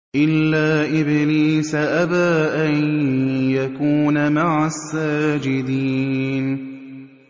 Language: Arabic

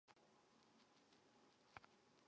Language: Chinese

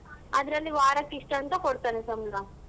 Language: Kannada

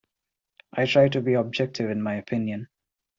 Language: English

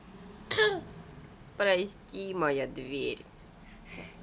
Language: Russian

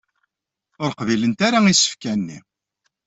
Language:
Kabyle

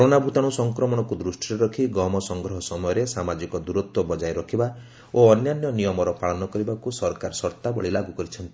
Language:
Odia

